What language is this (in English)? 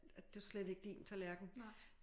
Danish